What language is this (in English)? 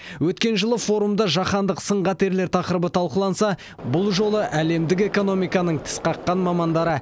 Kazakh